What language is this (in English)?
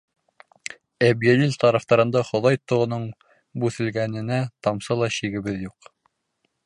Bashkir